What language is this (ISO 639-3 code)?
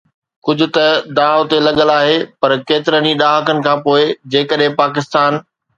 snd